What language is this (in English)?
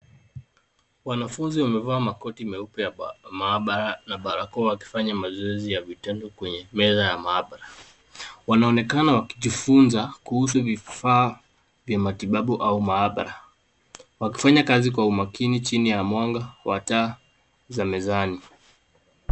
Swahili